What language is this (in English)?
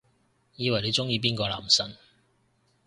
Cantonese